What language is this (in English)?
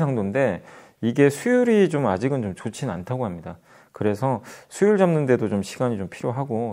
Korean